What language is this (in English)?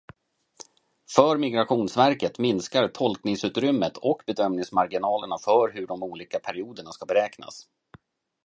Swedish